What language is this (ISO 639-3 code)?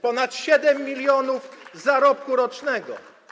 pol